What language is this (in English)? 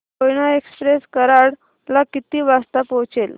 Marathi